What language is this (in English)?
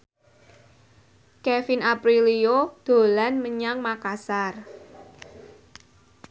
Javanese